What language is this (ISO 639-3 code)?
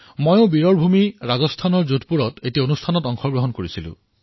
asm